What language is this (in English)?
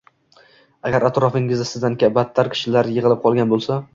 Uzbek